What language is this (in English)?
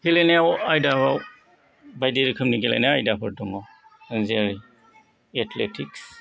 Bodo